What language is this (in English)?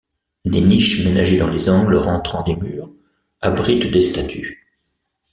French